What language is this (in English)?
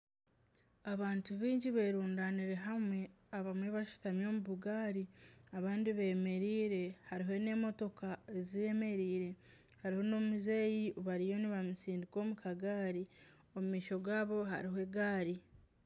Nyankole